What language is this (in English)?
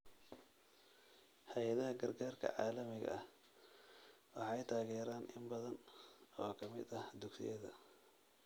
Somali